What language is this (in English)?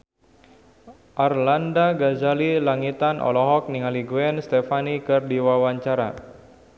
Sundanese